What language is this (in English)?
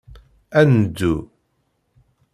Kabyle